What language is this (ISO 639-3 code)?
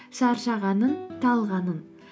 kaz